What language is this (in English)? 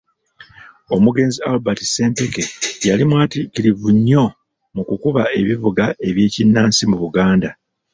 Ganda